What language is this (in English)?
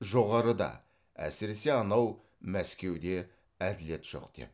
Kazakh